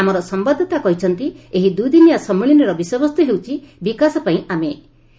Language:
Odia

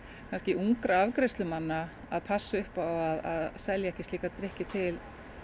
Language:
Icelandic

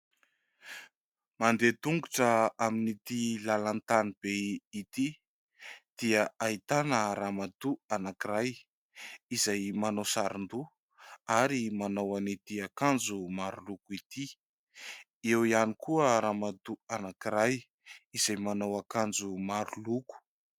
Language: Malagasy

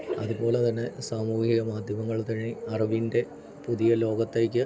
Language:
Malayalam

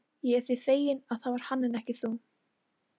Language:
Icelandic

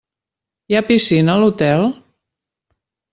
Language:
Catalan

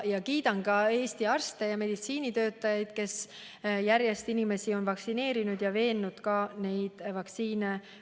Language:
Estonian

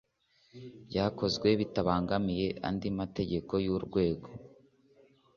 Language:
Kinyarwanda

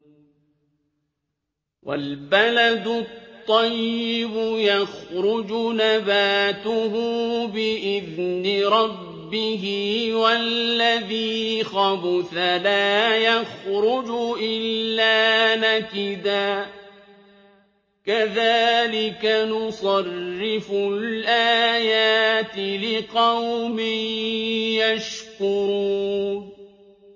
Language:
Arabic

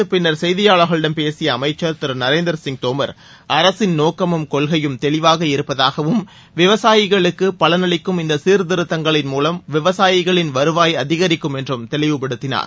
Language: Tamil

